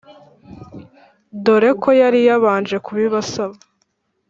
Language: Kinyarwanda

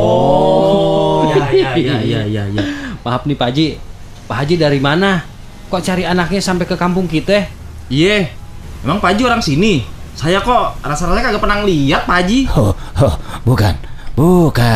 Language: Indonesian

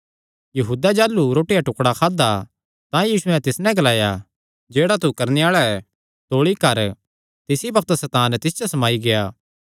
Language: Kangri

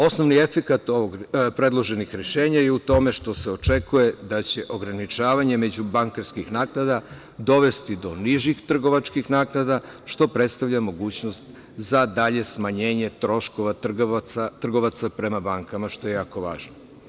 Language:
Serbian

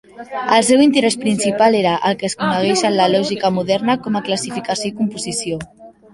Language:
Catalan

